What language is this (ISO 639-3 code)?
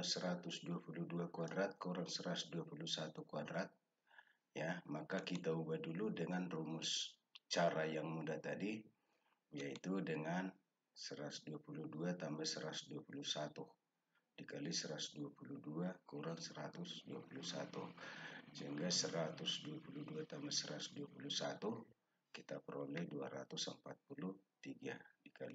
ind